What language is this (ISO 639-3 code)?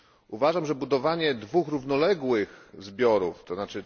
pol